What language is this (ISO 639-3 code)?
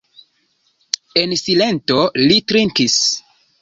epo